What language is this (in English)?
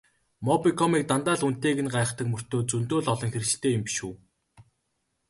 Mongolian